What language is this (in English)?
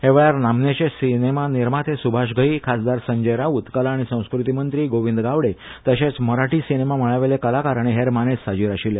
Konkani